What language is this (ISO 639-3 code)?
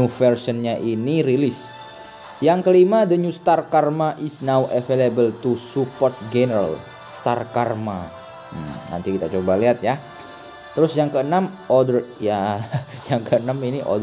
ind